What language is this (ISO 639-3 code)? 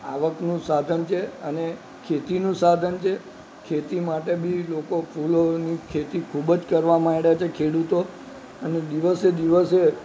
guj